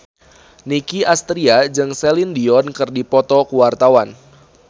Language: Sundanese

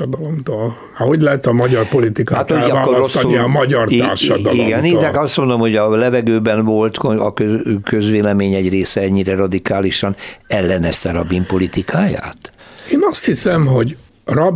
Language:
Hungarian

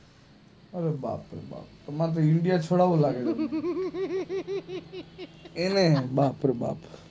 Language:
Gujarati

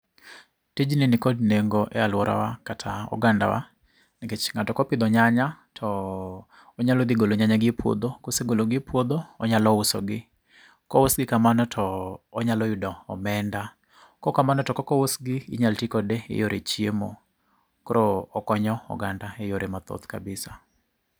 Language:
Luo (Kenya and Tanzania)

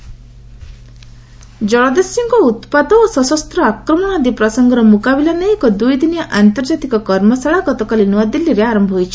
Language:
Odia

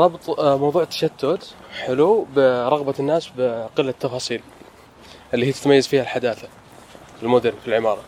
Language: Arabic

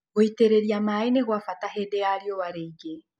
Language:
Kikuyu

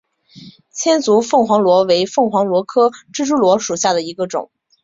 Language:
Chinese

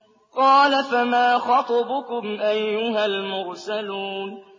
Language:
Arabic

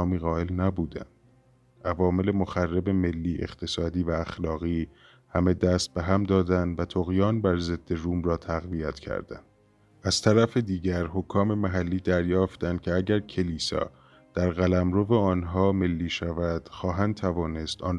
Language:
Persian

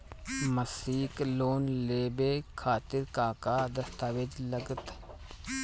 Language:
Bhojpuri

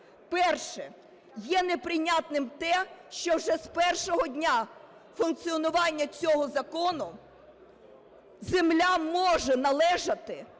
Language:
Ukrainian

